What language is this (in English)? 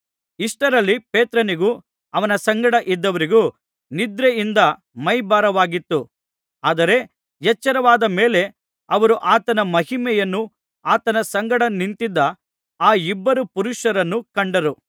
Kannada